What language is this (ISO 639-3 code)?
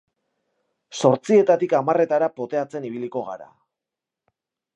eus